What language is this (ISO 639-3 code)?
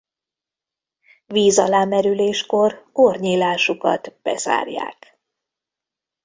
hun